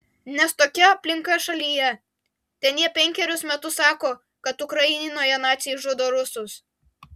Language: Lithuanian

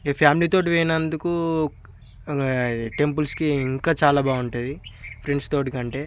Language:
Telugu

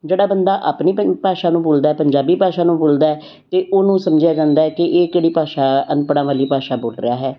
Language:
Punjabi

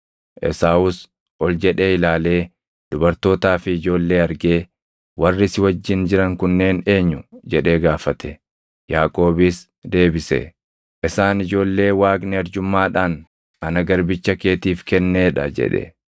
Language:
Oromo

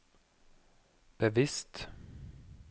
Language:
Norwegian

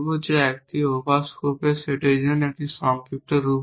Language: Bangla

